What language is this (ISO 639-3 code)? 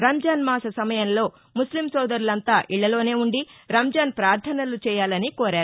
tel